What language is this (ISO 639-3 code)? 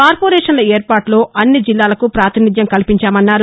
tel